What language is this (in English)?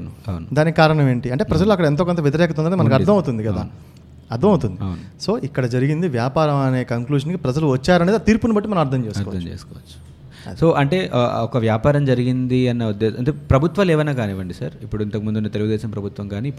Telugu